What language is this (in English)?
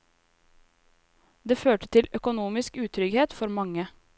Norwegian